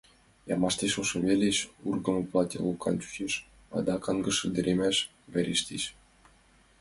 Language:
Mari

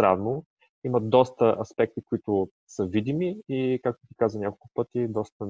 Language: Bulgarian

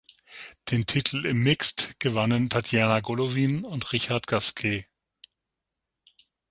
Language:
German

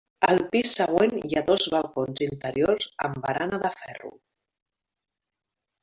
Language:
Catalan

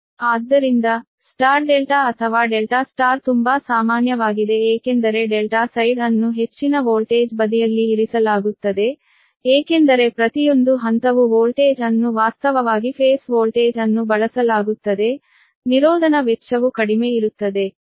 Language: Kannada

